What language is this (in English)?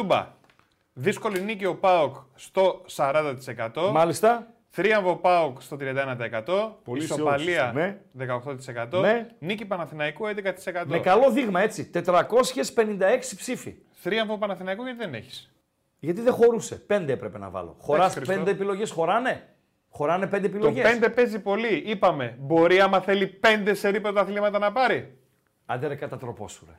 Greek